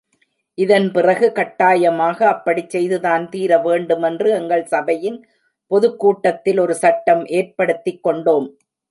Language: Tamil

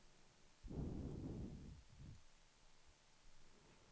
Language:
Swedish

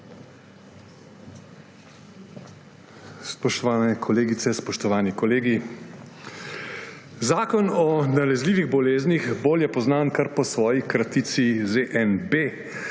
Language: Slovenian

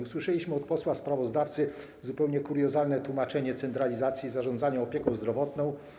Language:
Polish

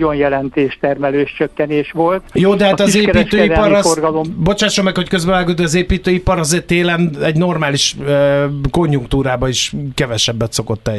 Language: Hungarian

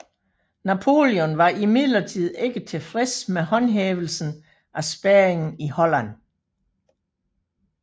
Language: Danish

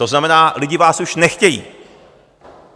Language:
Czech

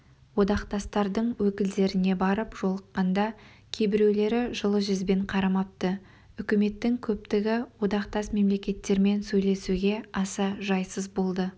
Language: Kazakh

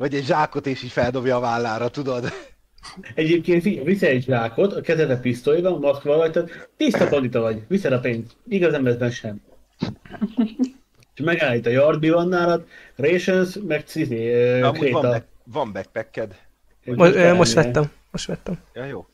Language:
Hungarian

